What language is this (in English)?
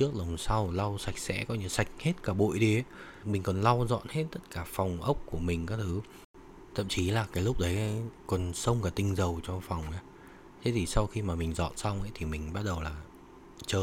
Vietnamese